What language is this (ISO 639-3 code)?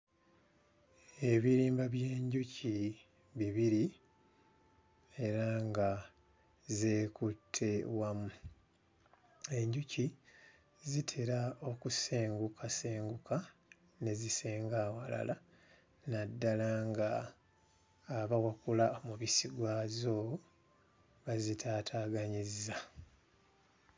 lug